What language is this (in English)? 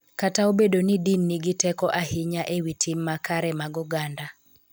Luo (Kenya and Tanzania)